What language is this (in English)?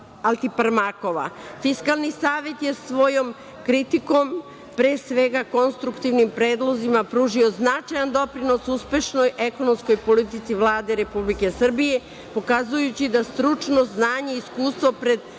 Serbian